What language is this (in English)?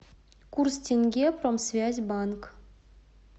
Russian